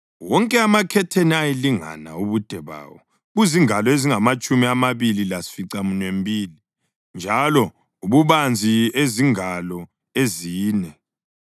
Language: North Ndebele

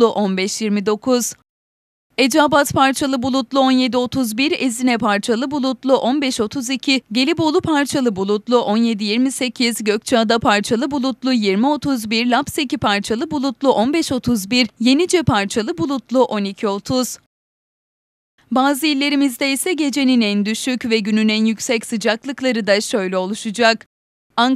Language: Turkish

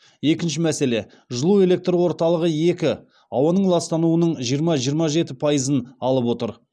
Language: Kazakh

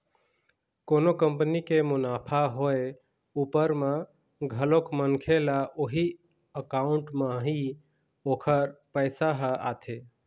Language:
Chhattisgarhi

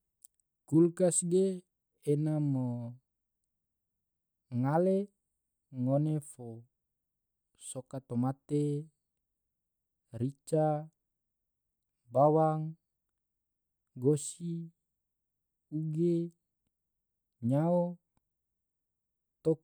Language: Tidore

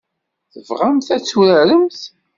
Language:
Kabyle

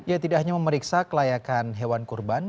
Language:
Indonesian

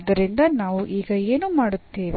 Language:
Kannada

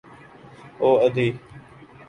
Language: Urdu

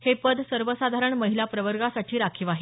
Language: Marathi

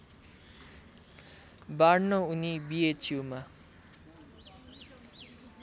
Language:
Nepali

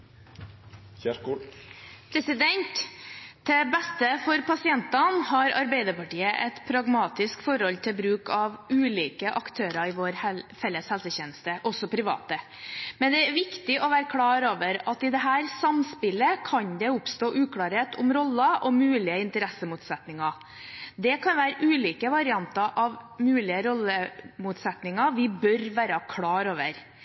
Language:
Norwegian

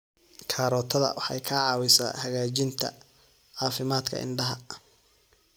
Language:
Somali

